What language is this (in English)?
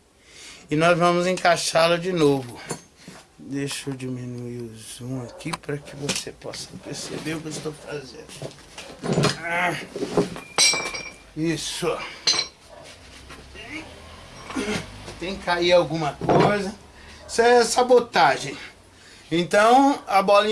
Portuguese